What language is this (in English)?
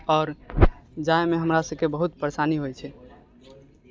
Maithili